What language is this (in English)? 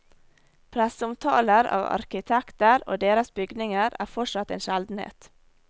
Norwegian